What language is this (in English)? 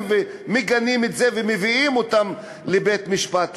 Hebrew